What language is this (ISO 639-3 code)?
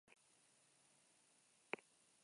eus